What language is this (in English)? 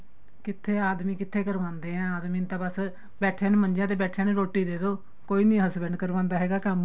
Punjabi